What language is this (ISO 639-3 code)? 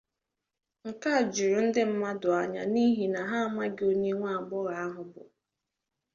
ibo